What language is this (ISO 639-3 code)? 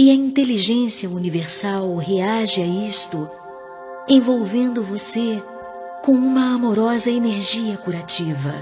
por